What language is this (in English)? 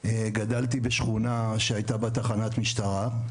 Hebrew